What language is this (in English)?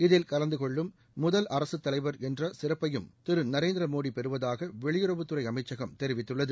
Tamil